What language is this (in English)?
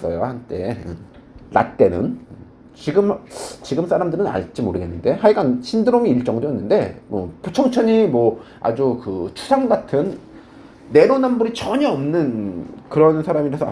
Korean